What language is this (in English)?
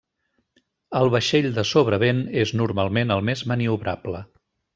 Catalan